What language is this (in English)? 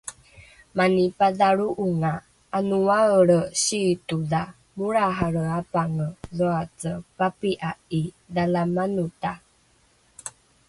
Rukai